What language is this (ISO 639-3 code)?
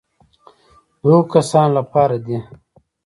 pus